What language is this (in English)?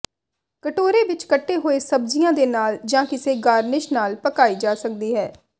Punjabi